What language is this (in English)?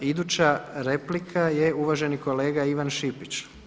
Croatian